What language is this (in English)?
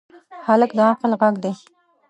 Pashto